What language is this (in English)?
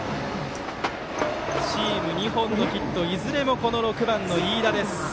Japanese